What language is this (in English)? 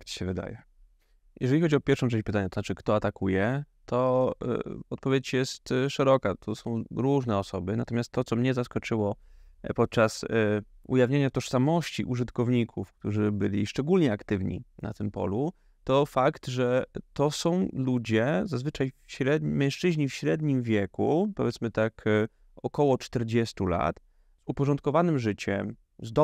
Polish